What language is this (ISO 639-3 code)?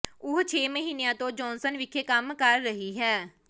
pan